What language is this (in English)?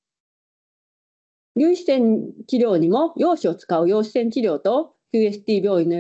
Japanese